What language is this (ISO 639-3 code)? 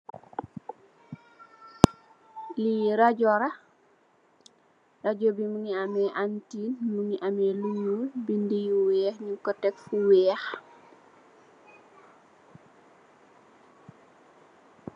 wol